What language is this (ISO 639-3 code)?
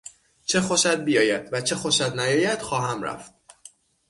fas